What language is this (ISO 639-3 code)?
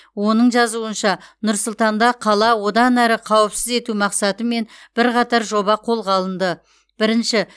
kaz